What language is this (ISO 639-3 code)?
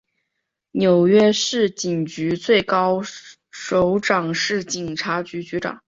zho